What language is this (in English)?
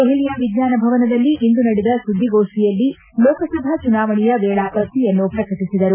Kannada